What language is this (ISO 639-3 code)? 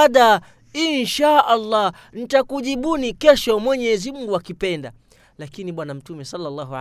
swa